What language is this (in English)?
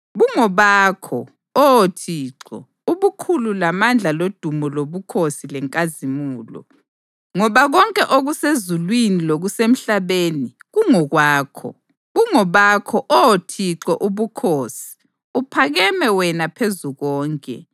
North Ndebele